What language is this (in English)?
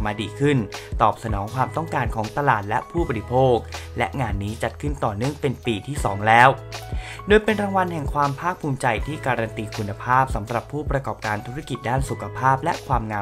Thai